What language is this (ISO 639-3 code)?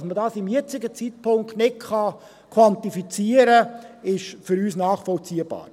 gsw